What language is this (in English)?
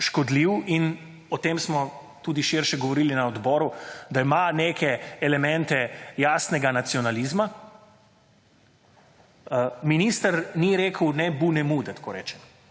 Slovenian